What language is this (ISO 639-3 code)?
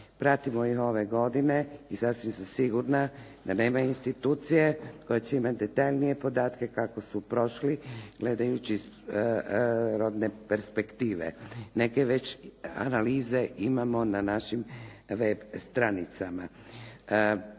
hrv